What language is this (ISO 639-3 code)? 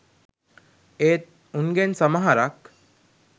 sin